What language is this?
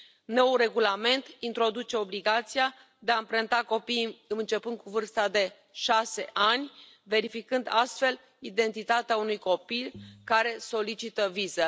Romanian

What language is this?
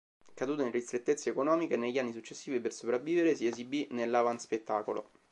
Italian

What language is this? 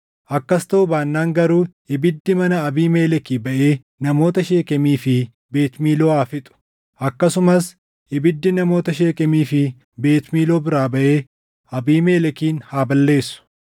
Oromo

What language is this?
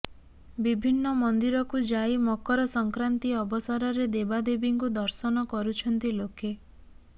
Odia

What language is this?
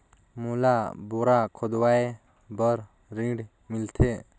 Chhattisgarhi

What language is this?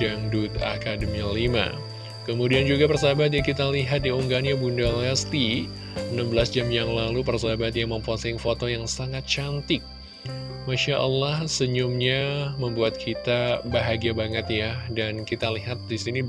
Indonesian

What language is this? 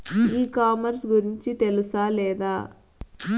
Telugu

